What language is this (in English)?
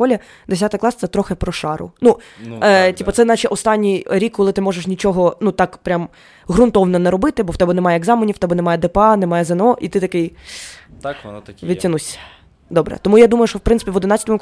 Ukrainian